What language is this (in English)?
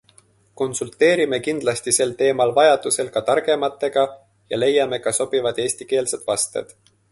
Estonian